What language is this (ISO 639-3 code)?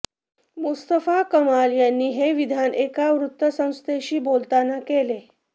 mar